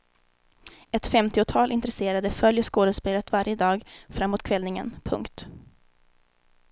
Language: Swedish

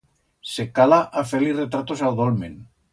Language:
Aragonese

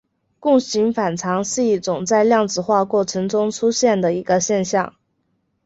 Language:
Chinese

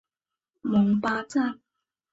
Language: Chinese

